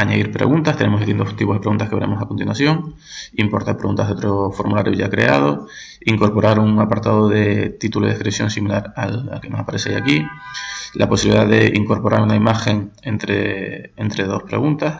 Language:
Spanish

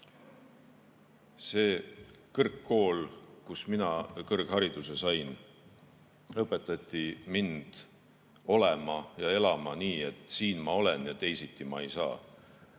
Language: Estonian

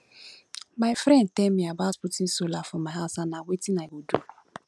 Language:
Nigerian Pidgin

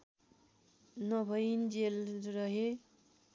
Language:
Nepali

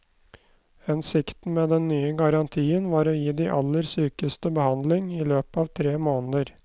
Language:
Norwegian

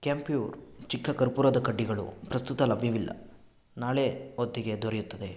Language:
Kannada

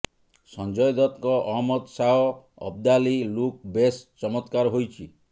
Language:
Odia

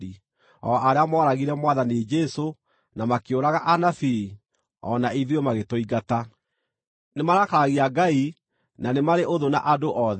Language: Kikuyu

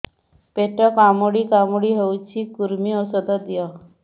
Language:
Odia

